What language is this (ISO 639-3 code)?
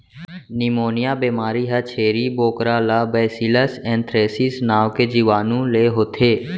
hne